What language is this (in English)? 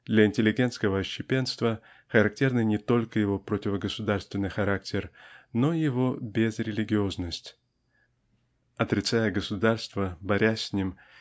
Russian